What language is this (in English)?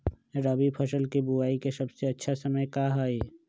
Magahi